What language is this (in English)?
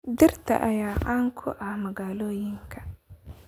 Somali